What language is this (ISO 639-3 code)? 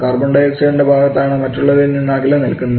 mal